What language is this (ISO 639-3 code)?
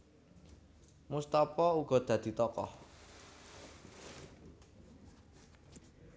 jav